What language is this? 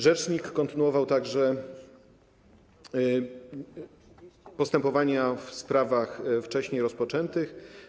Polish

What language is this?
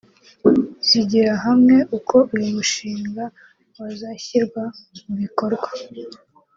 Kinyarwanda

